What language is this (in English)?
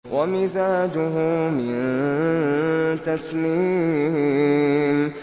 Arabic